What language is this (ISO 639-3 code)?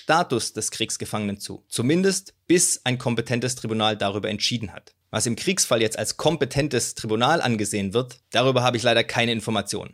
deu